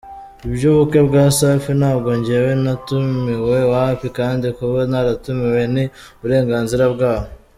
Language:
Kinyarwanda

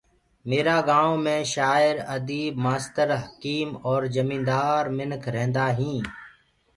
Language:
Gurgula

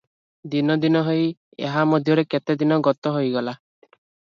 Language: Odia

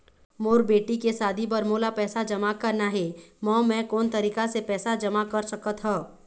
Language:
Chhattisgarhi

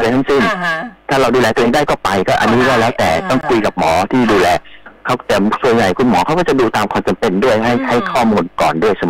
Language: Thai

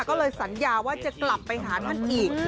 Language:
Thai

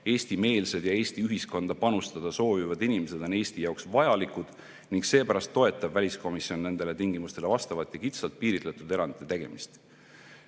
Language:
Estonian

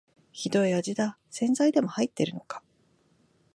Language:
Japanese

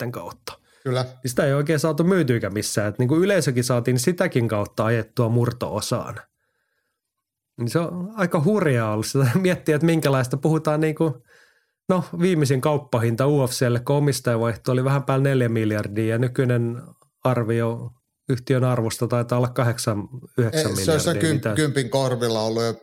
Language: Finnish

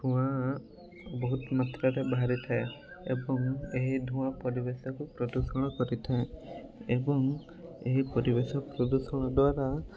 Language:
Odia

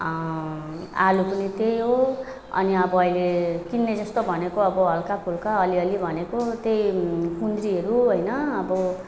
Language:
Nepali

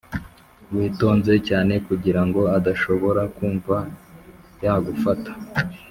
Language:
Kinyarwanda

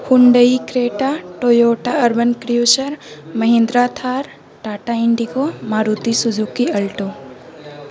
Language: Urdu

